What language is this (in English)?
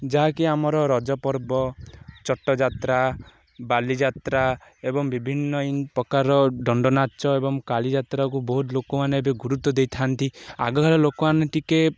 Odia